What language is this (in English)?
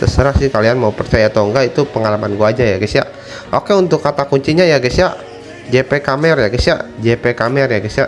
Indonesian